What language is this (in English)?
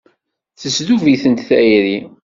Kabyle